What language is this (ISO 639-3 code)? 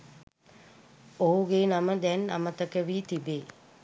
sin